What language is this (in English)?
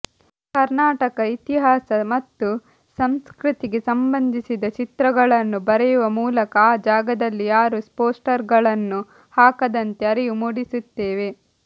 Kannada